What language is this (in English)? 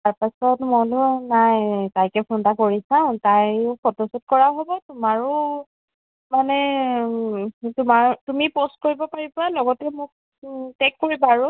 Assamese